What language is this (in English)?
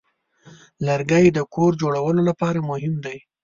Pashto